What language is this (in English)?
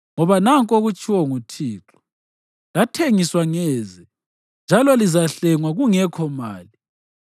North Ndebele